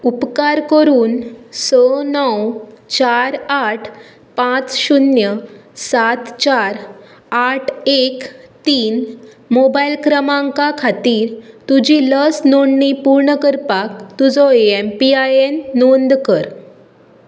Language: Konkani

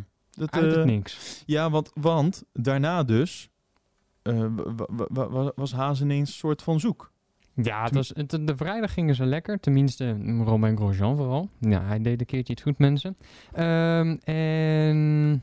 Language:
Dutch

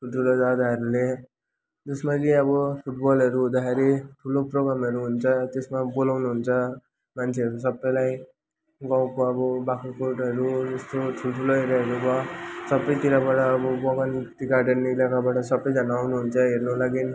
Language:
Nepali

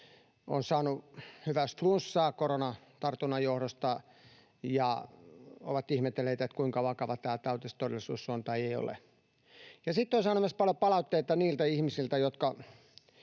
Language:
Finnish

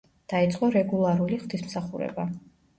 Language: Georgian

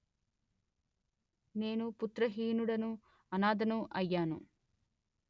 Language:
Telugu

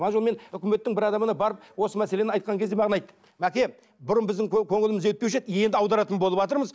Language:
Kazakh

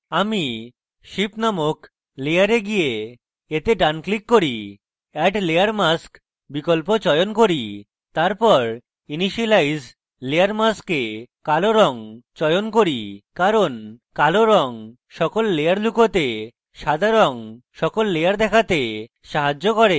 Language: Bangla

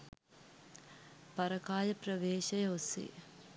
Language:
Sinhala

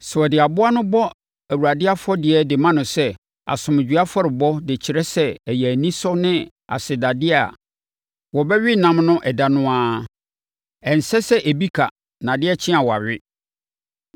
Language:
Akan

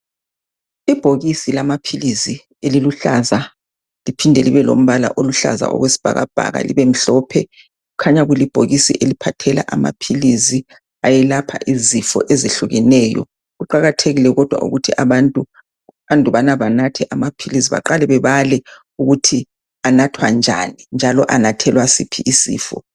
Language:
North Ndebele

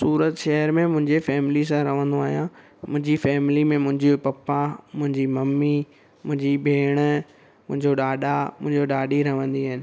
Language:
Sindhi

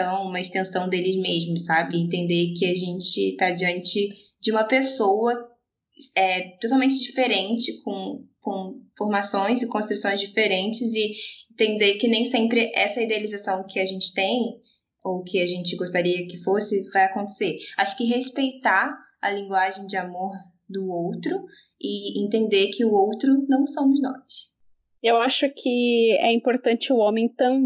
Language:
Portuguese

